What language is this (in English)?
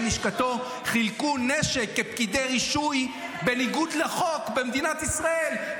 Hebrew